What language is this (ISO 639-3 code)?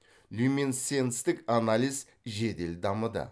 kaz